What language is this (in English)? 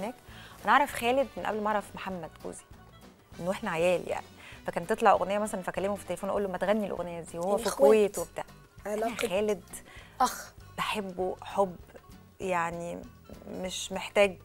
Arabic